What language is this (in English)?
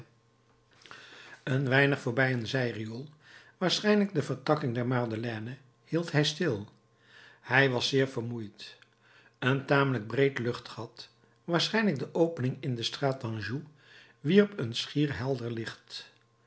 Dutch